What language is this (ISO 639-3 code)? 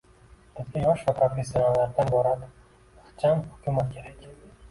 uzb